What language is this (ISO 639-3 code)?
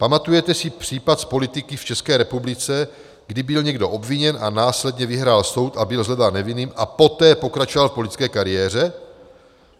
ces